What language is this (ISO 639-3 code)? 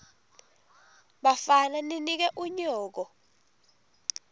ssw